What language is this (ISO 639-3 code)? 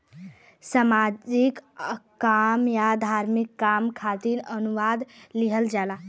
bho